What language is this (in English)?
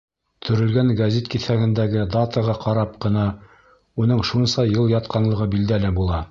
Bashkir